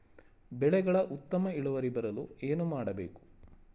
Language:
Kannada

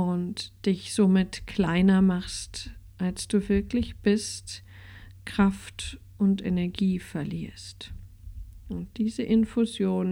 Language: German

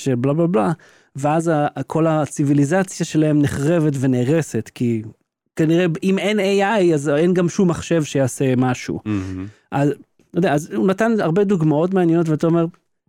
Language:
Hebrew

